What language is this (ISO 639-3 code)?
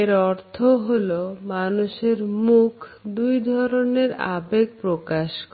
ben